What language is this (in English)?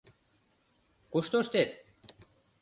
Mari